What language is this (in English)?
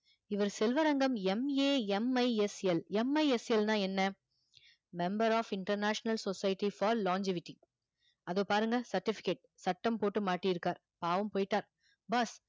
Tamil